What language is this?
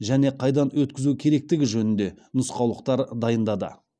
Kazakh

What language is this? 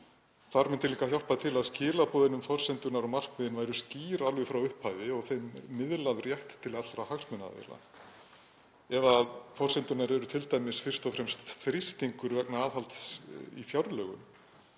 Icelandic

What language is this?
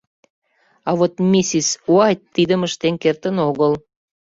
Mari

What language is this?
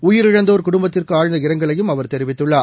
Tamil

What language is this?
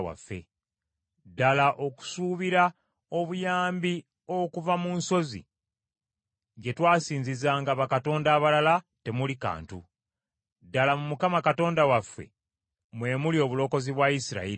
Ganda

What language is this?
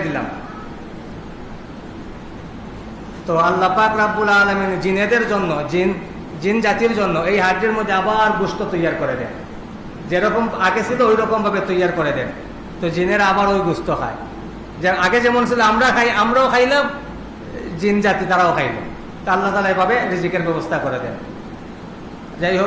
Bangla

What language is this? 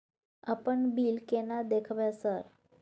Maithili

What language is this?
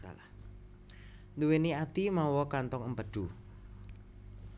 Javanese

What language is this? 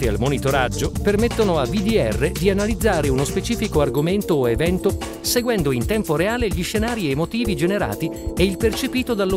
Italian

